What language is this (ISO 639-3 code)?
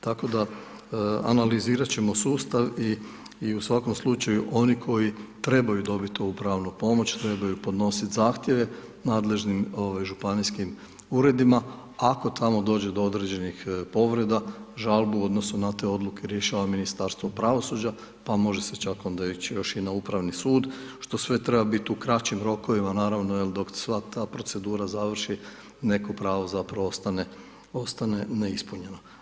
hrv